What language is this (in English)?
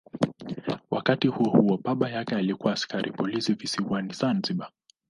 Swahili